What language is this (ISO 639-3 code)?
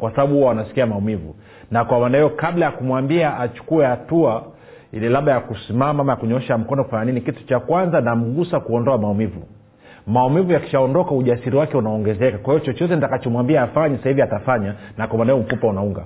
swa